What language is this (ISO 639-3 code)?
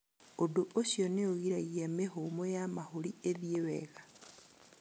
kik